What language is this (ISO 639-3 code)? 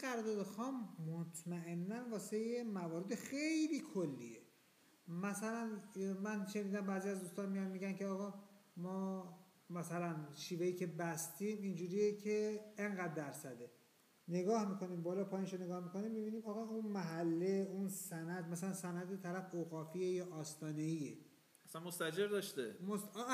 fas